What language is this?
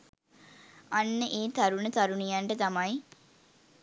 Sinhala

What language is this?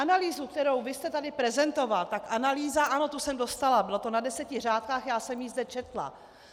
Czech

